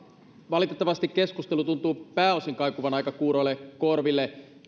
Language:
Finnish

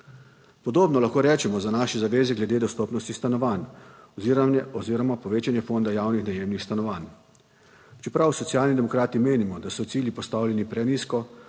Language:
Slovenian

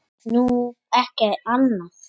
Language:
Icelandic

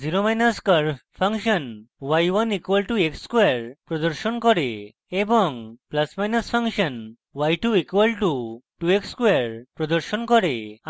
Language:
Bangla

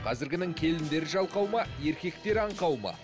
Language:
Kazakh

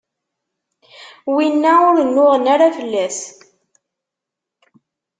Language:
Kabyle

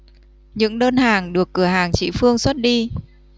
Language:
Vietnamese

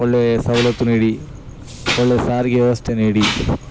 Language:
Kannada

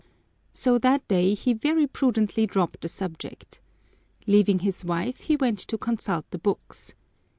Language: English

